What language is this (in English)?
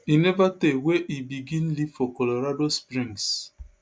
Nigerian Pidgin